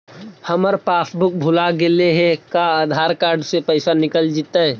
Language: Magahi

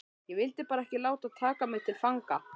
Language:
Icelandic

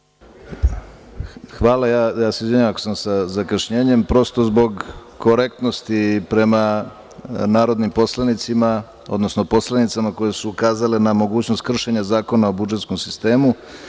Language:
Serbian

